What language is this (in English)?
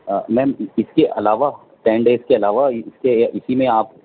Urdu